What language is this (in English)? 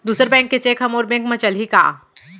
Chhattisgarhi